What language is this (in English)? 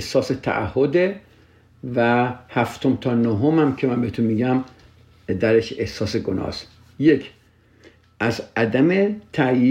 Persian